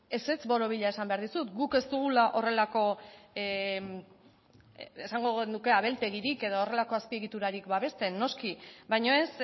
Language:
Basque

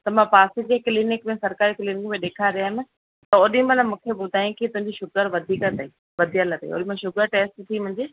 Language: Sindhi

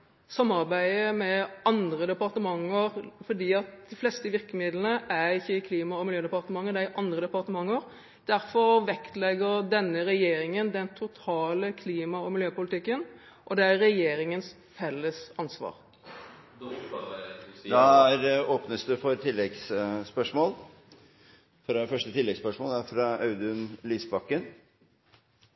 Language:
Norwegian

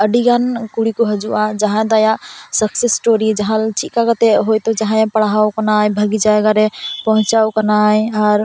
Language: Santali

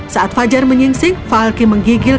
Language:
Indonesian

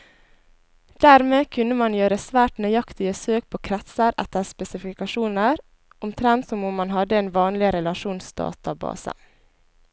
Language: Norwegian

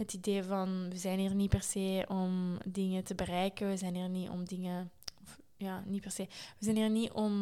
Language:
Dutch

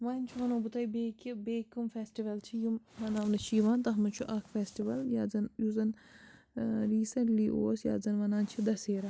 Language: Kashmiri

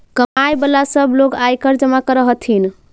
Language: Magahi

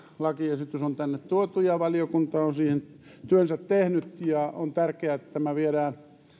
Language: Finnish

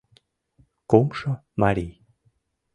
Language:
Mari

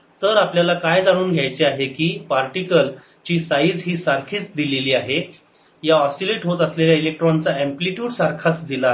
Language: Marathi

